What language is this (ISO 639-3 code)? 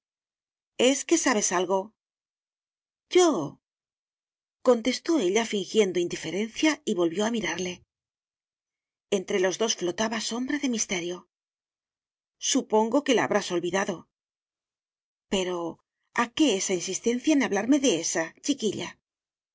spa